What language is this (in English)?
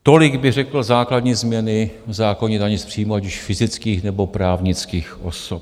Czech